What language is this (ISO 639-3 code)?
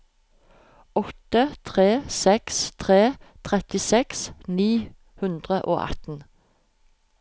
nor